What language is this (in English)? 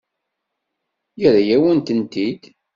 Kabyle